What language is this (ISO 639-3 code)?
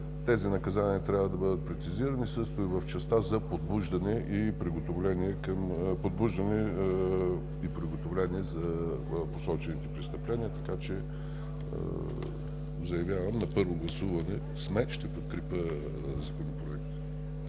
bul